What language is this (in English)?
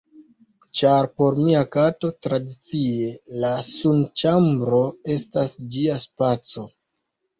Esperanto